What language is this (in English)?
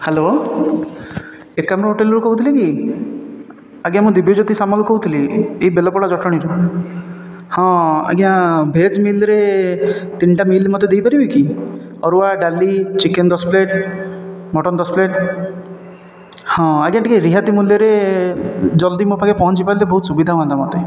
Odia